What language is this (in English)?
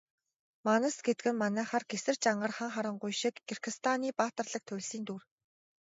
Mongolian